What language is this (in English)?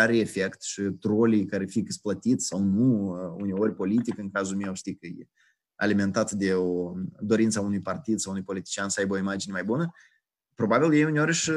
Romanian